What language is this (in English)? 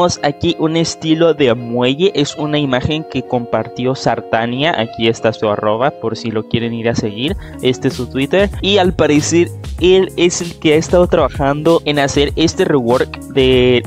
Spanish